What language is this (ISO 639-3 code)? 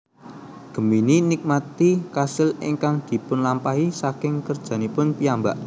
jav